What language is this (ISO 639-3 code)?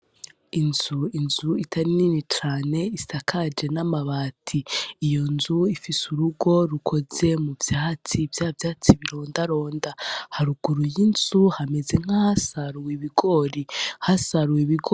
run